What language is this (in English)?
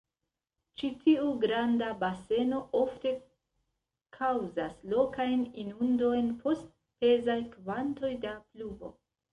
Esperanto